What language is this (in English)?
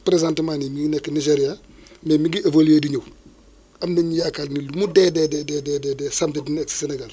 Wolof